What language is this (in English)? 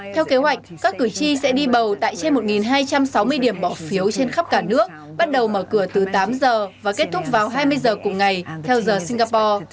Vietnamese